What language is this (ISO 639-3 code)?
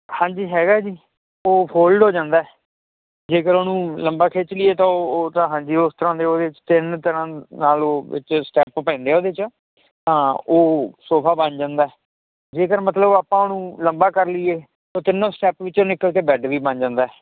pan